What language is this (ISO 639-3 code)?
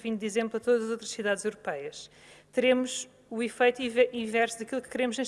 por